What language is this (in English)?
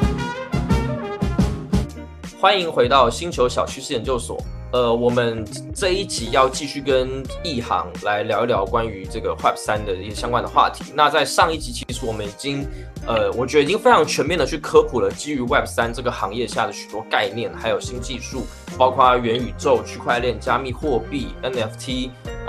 Chinese